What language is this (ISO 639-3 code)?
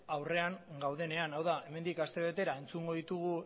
eus